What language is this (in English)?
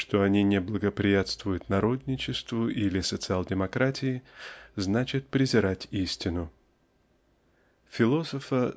Russian